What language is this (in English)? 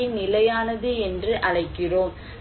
Tamil